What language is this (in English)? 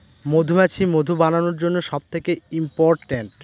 Bangla